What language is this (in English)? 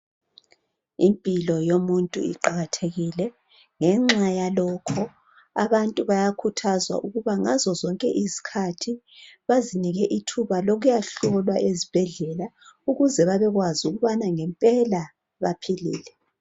North Ndebele